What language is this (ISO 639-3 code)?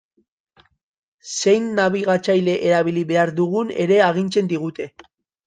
eus